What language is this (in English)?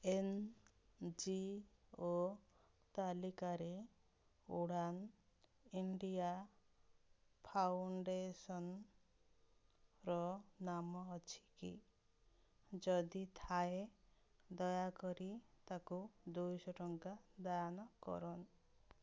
Odia